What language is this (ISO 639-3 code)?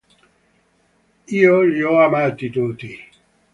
ita